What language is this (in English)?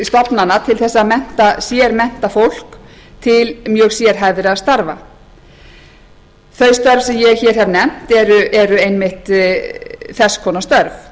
Icelandic